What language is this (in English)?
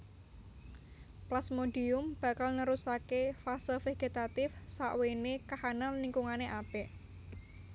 Javanese